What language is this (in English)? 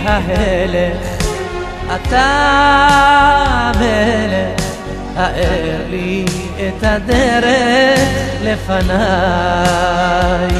Hebrew